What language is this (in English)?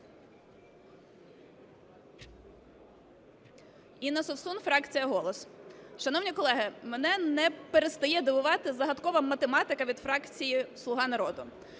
Ukrainian